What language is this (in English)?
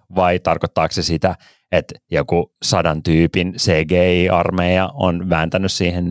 Finnish